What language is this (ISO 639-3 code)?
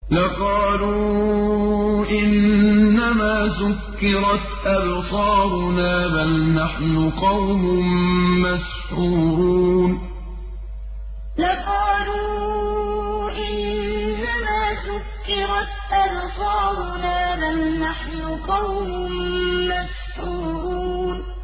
ara